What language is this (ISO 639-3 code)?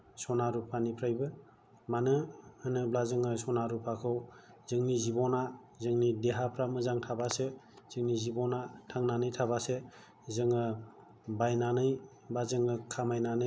brx